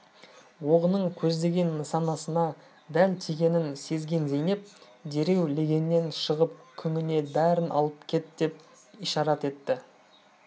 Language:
Kazakh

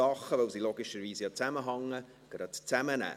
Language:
Swiss German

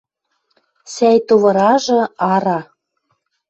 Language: Western Mari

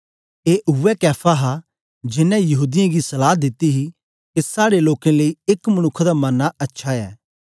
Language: Dogri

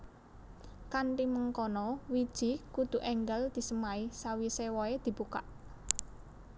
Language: Javanese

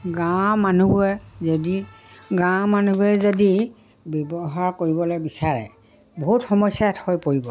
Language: Assamese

